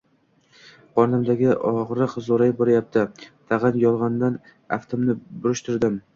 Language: Uzbek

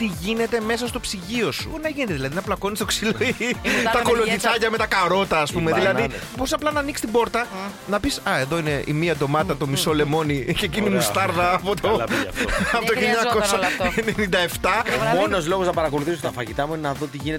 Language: Greek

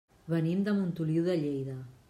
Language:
Catalan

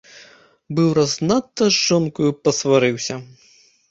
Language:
Belarusian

